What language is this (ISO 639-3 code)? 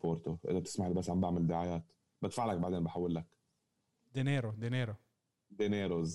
ara